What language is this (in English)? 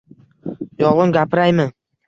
Uzbek